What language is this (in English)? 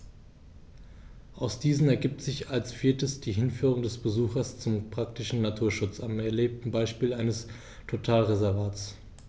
German